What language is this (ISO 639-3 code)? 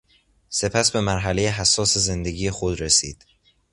fas